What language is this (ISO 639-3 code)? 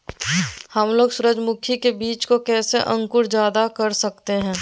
mag